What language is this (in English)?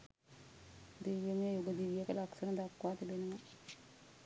Sinhala